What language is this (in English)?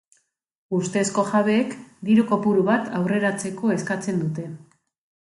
Basque